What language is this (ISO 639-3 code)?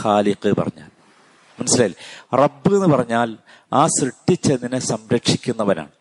mal